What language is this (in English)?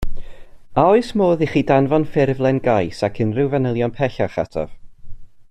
Welsh